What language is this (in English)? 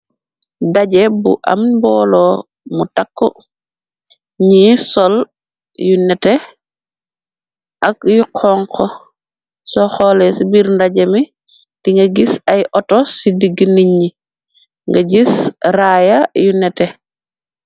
Wolof